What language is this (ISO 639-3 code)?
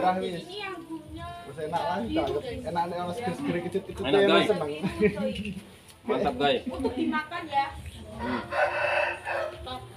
ind